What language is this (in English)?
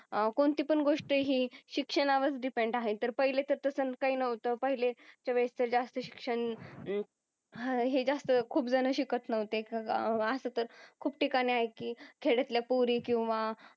Marathi